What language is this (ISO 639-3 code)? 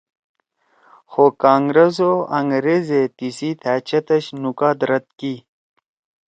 trw